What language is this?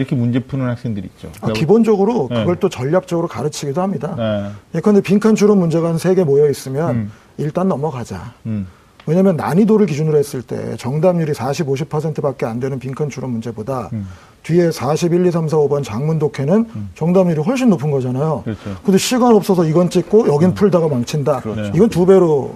Korean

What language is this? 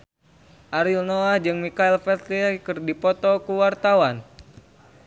Sundanese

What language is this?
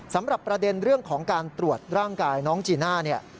Thai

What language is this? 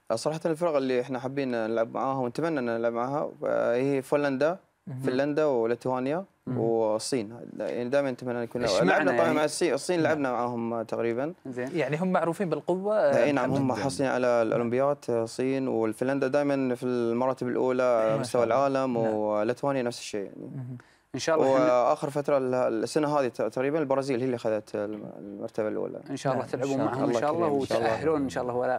Arabic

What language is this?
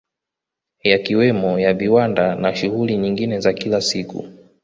Swahili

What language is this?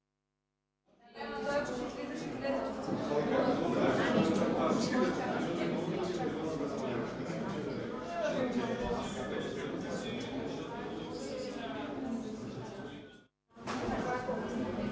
Bulgarian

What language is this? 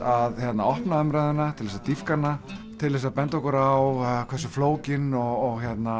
Icelandic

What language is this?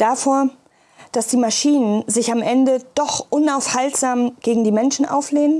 German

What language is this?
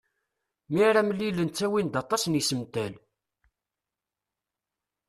Kabyle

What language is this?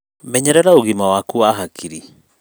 Kikuyu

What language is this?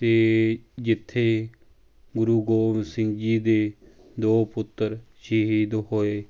Punjabi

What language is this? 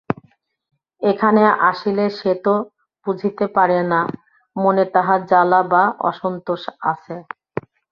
Bangla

